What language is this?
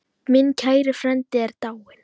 Icelandic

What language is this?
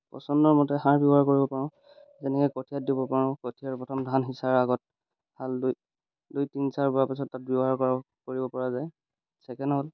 Assamese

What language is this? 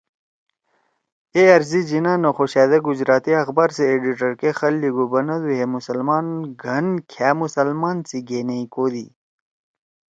Torwali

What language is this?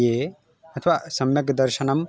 Sanskrit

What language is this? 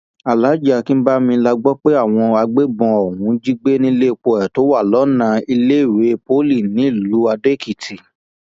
Yoruba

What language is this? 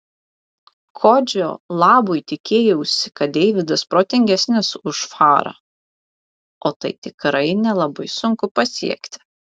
Lithuanian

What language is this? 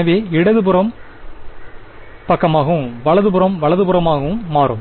Tamil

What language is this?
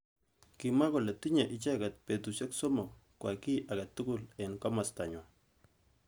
Kalenjin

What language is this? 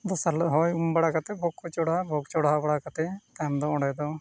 Santali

